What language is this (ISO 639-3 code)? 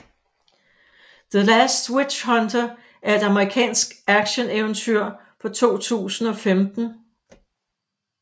dan